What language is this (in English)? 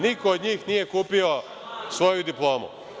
Serbian